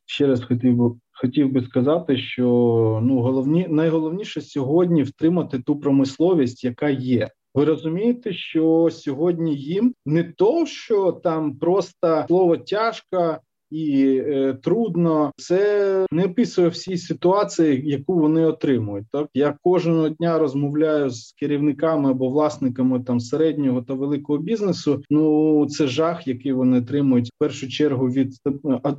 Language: Ukrainian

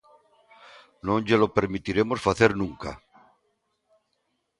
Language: Galician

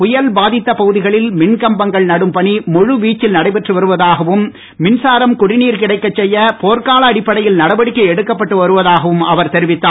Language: Tamil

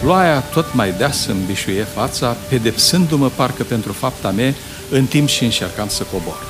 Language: Romanian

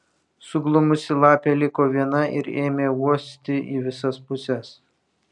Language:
Lithuanian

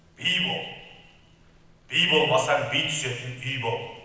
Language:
Kazakh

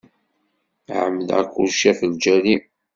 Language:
Kabyle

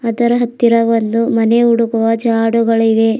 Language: Kannada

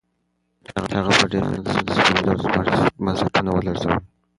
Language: Pashto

